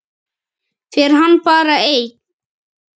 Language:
Icelandic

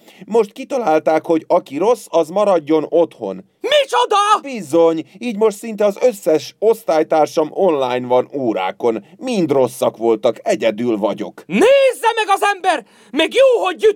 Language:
Hungarian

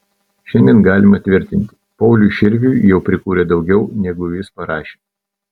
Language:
Lithuanian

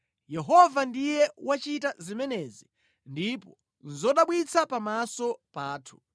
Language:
Nyanja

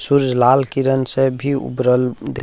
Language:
Maithili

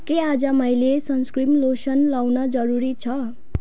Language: Nepali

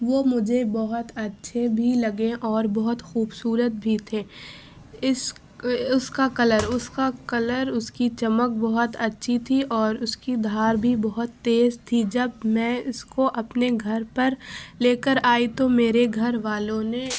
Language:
Urdu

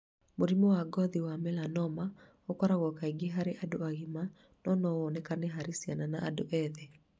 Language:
Kikuyu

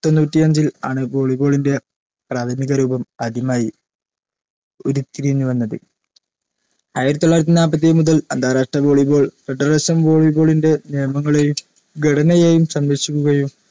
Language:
Malayalam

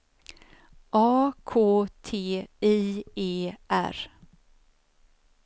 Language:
Swedish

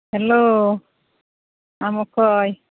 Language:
Santali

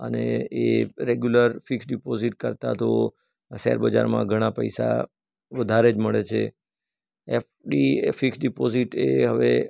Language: Gujarati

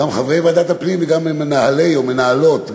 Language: Hebrew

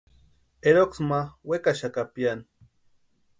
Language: Western Highland Purepecha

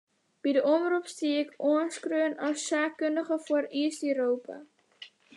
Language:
Western Frisian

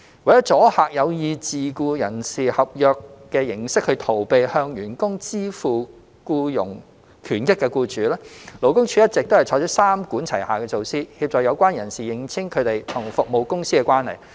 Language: Cantonese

